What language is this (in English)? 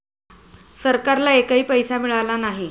Marathi